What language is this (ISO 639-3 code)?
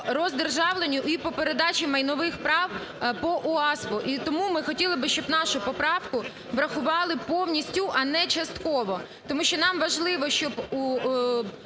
ukr